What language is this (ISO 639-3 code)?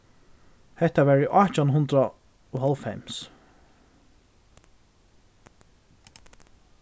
fao